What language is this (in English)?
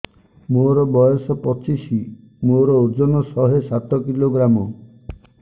Odia